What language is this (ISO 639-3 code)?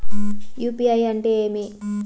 tel